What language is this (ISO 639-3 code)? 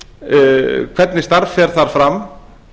isl